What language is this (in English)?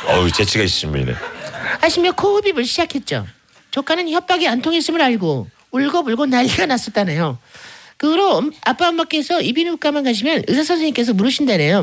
Korean